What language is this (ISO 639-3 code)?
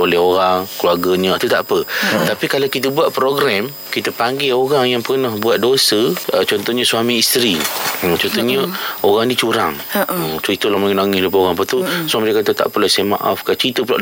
msa